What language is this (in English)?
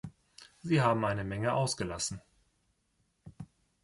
German